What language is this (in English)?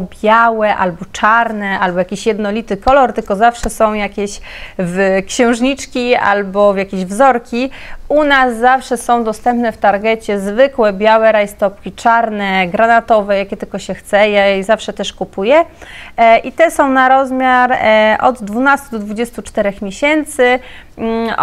Polish